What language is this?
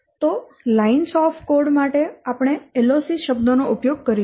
Gujarati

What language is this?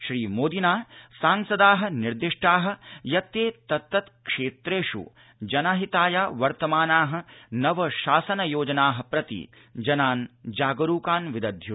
Sanskrit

